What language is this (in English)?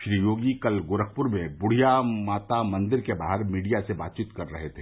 Hindi